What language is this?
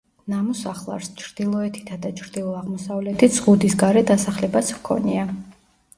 Georgian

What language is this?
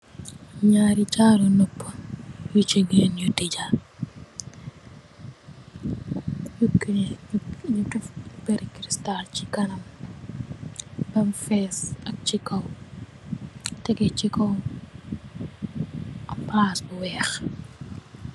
Wolof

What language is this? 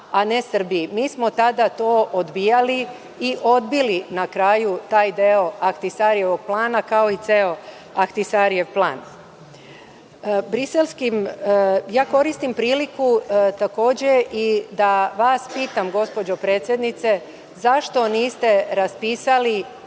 Serbian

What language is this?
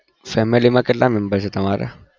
Gujarati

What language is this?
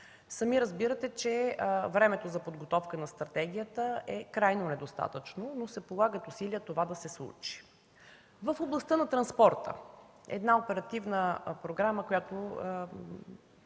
Bulgarian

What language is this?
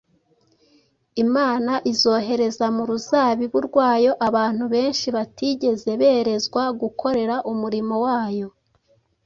Kinyarwanda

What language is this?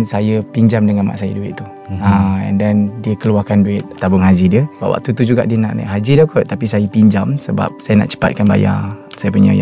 Malay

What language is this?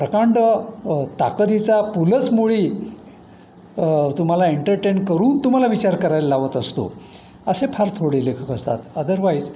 Marathi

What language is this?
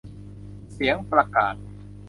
Thai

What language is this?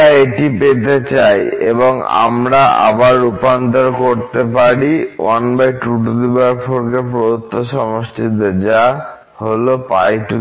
Bangla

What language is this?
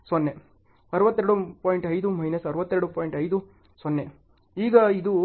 Kannada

